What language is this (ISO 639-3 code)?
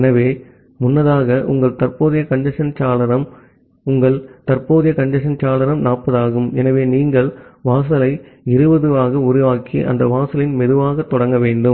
tam